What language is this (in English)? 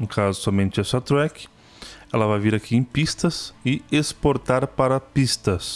Portuguese